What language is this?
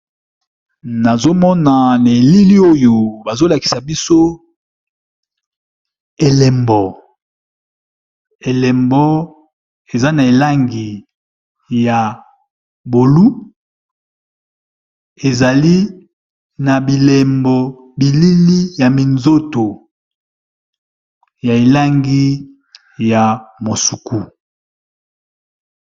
Lingala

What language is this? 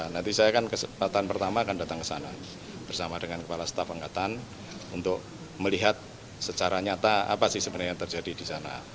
Indonesian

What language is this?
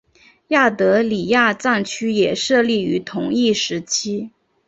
Chinese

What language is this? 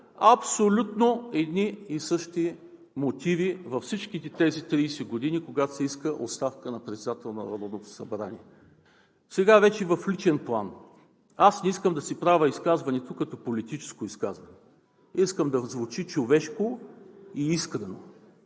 Bulgarian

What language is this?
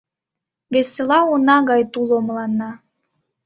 Mari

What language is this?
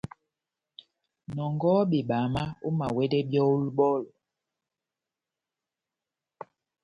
Batanga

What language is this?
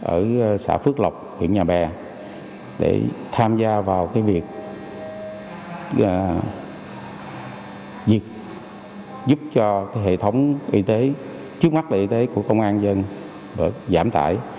Vietnamese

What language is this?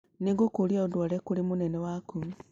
Kikuyu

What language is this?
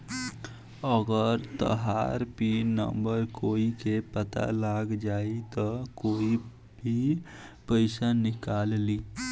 Bhojpuri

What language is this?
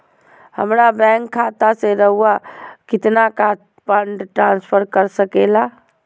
Magahi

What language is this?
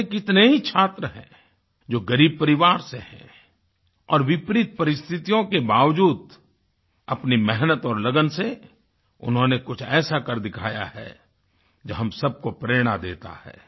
Hindi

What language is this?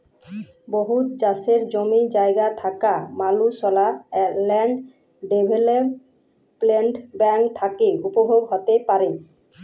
Bangla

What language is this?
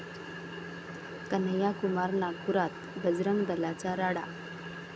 Marathi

